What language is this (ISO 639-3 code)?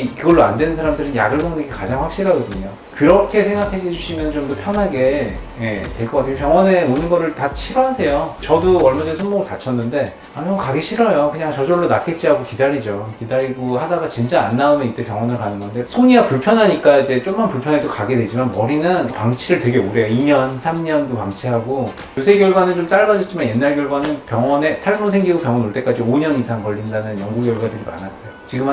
kor